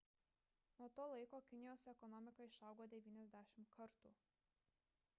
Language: Lithuanian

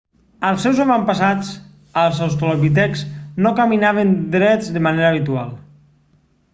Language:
Catalan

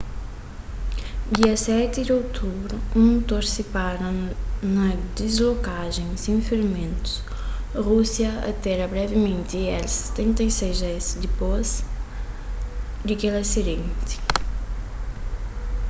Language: Kabuverdianu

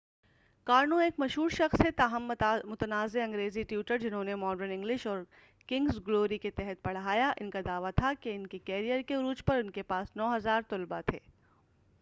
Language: Urdu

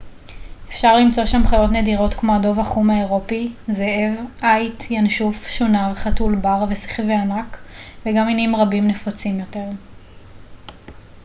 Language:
Hebrew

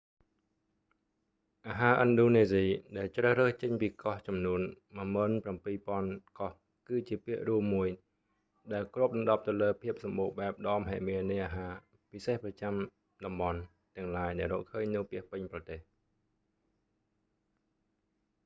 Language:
Khmer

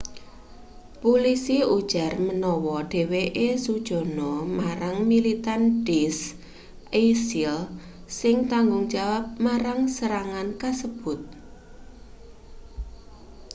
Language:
Javanese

